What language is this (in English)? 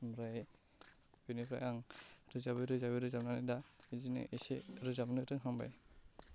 Bodo